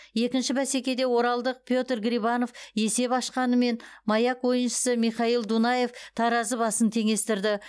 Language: Kazakh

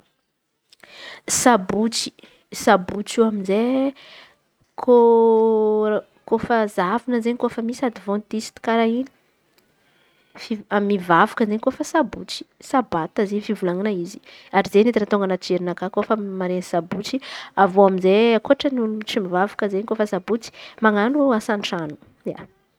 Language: Antankarana Malagasy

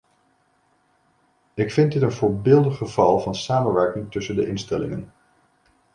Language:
Dutch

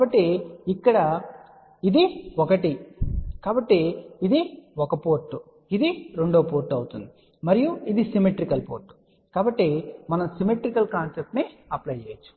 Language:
Telugu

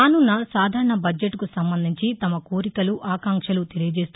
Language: Telugu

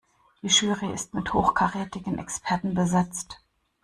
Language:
German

